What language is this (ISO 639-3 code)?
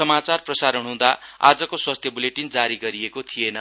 nep